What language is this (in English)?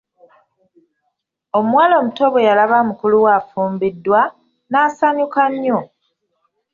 Ganda